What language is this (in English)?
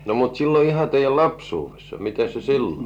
Finnish